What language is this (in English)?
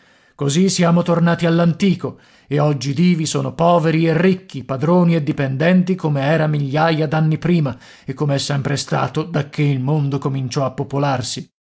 Italian